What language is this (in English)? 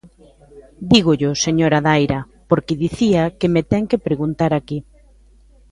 Galician